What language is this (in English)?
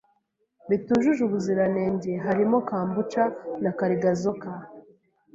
Kinyarwanda